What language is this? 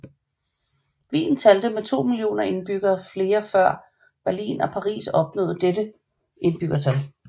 Danish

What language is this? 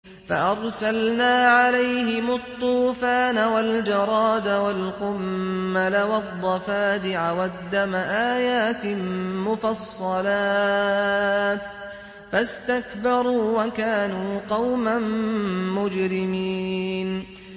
Arabic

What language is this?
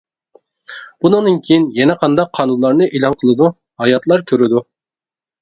Uyghur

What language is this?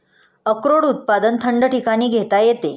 Marathi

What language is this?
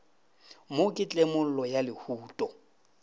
Northern Sotho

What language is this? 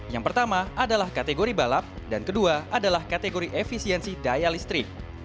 Indonesian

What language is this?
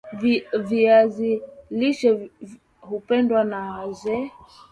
Swahili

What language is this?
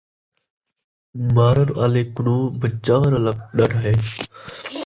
Saraiki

